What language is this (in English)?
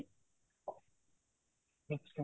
Odia